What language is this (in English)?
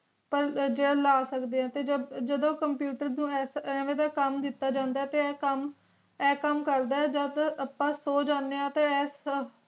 Punjabi